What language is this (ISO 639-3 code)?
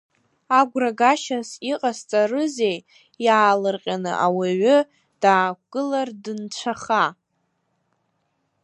abk